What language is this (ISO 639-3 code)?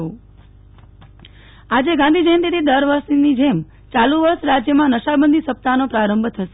guj